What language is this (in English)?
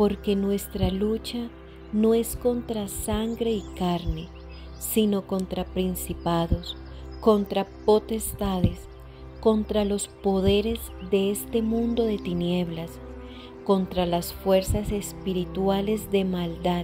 Spanish